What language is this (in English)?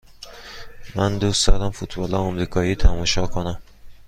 Persian